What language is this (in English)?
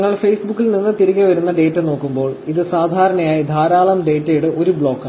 Malayalam